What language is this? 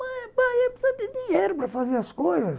Portuguese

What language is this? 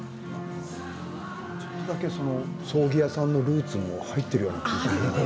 Japanese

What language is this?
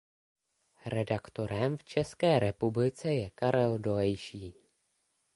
Czech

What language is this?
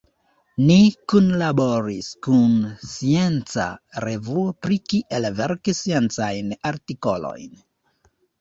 Esperanto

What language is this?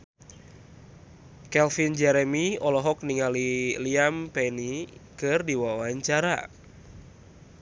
Sundanese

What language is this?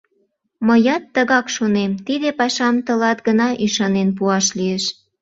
Mari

